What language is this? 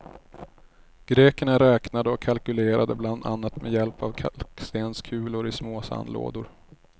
Swedish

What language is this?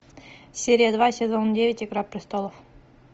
Russian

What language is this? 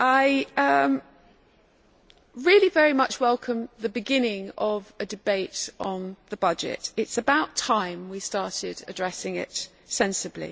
English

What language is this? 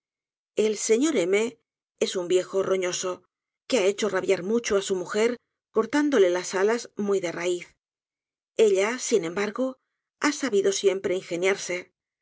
Spanish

